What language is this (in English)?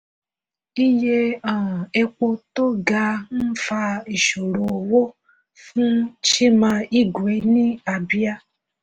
Yoruba